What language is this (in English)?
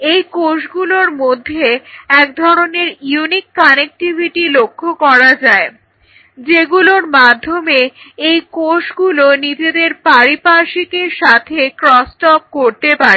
Bangla